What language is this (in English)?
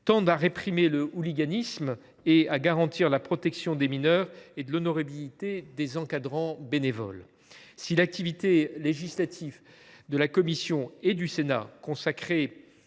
French